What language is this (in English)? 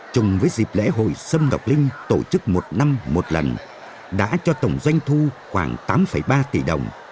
Vietnamese